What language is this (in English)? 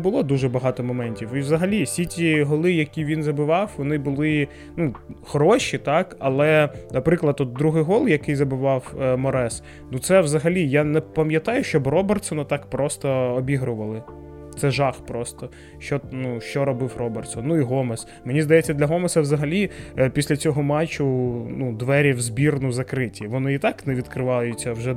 Ukrainian